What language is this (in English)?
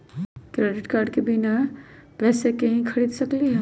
Magahi